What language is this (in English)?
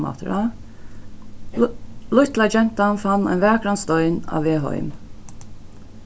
Faroese